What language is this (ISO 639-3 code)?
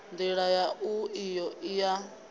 ven